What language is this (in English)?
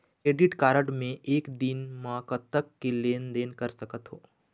Chhattisgarhi